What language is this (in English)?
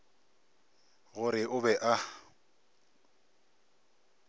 Northern Sotho